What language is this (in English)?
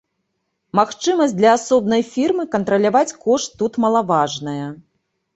Belarusian